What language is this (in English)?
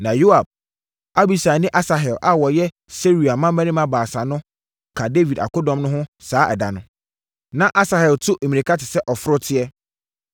Akan